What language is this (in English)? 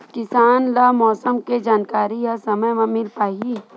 Chhattisgarhi